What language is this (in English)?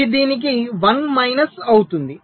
Telugu